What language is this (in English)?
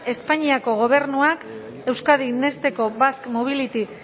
Basque